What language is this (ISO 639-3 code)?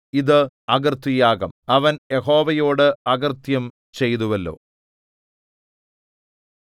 mal